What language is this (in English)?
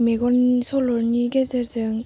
Bodo